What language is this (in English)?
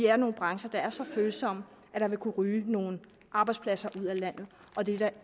Danish